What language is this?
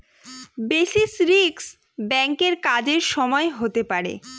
Bangla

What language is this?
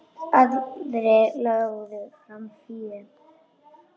Icelandic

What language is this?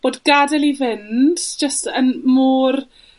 Welsh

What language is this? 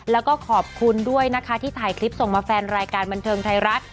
Thai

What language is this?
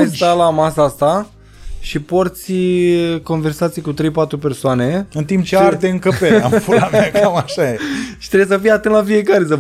Romanian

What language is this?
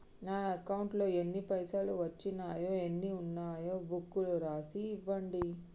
Telugu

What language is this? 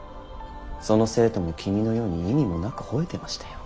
Japanese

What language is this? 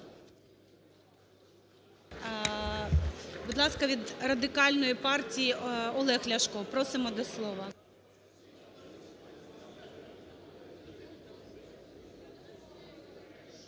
Ukrainian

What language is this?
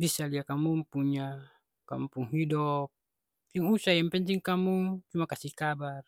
Ambonese Malay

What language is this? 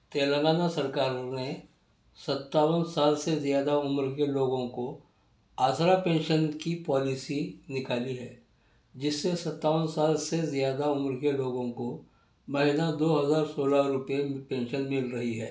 Urdu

